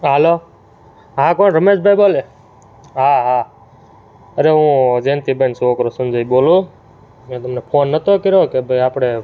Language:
Gujarati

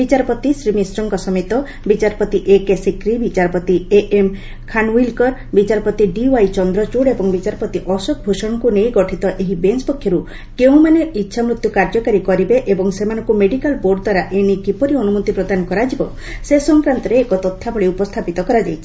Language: Odia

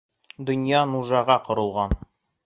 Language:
Bashkir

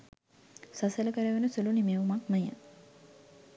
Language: Sinhala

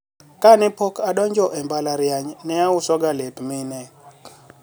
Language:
Luo (Kenya and Tanzania)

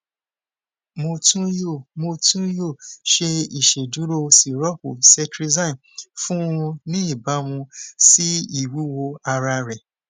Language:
Yoruba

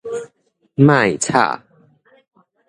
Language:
Min Nan Chinese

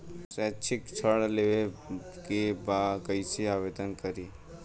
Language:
Bhojpuri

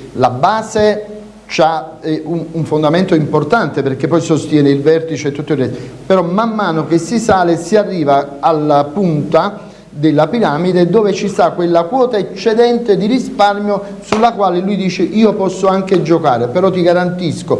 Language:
Italian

